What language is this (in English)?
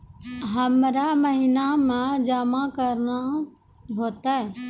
Maithili